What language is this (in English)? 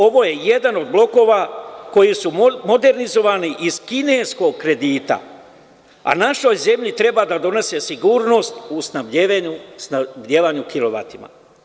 Serbian